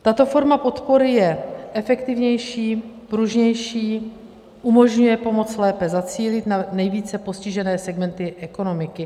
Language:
Czech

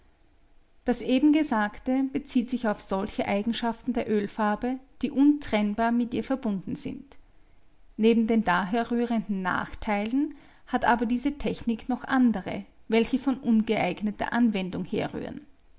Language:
German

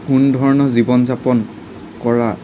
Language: Assamese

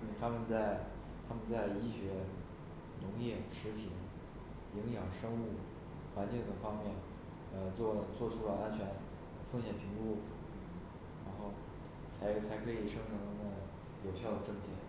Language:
Chinese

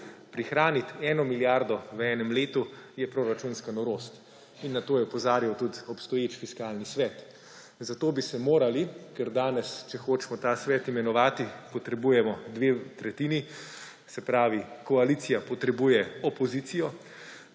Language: Slovenian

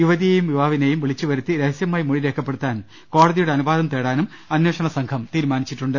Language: Malayalam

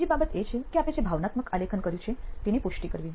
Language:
Gujarati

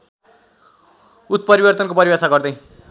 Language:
Nepali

